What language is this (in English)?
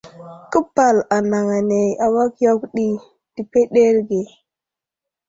Wuzlam